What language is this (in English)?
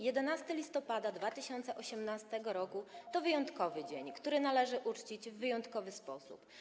Polish